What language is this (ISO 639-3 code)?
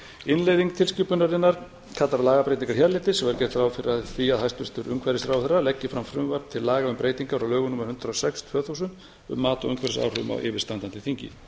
isl